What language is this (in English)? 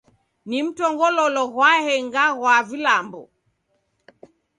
Taita